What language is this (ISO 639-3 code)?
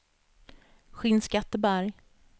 swe